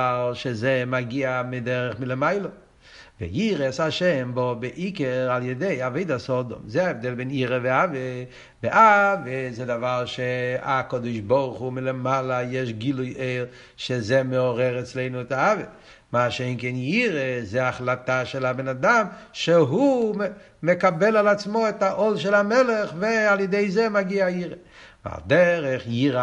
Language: Hebrew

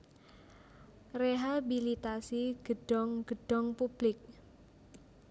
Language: Javanese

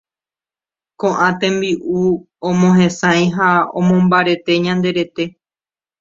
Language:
Guarani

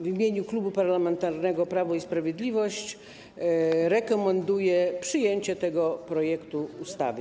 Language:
Polish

